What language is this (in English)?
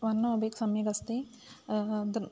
Sanskrit